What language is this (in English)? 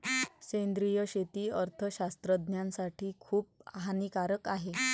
Marathi